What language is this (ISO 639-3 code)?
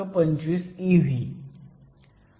mar